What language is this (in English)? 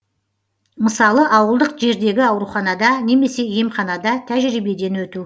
Kazakh